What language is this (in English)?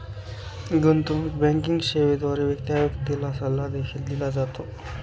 Marathi